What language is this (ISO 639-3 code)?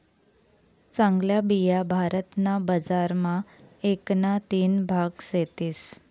mar